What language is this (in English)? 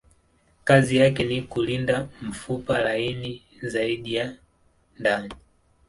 Swahili